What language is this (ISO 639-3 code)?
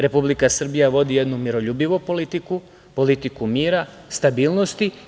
srp